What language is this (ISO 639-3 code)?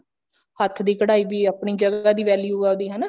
pan